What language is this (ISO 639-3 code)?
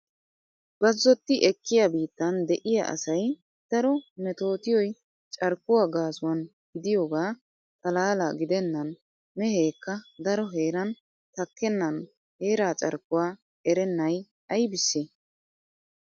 wal